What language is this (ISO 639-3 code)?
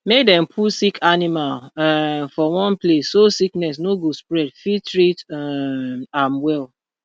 pcm